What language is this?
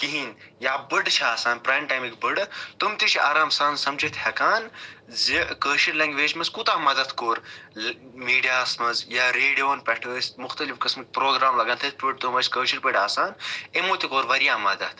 Kashmiri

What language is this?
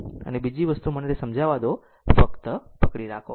Gujarati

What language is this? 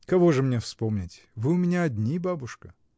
Russian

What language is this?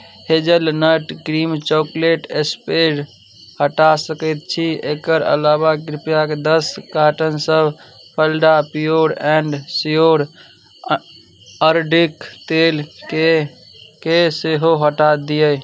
Maithili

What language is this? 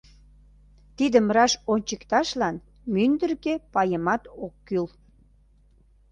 Mari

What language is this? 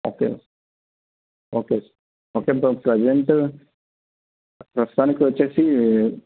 Telugu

